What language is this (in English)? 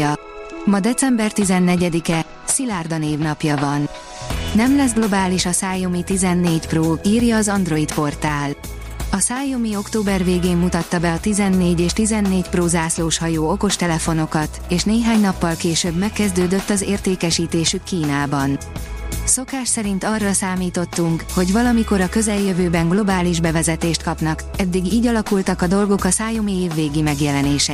Hungarian